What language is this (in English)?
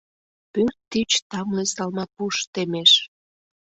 Mari